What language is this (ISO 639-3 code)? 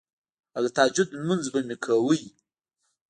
pus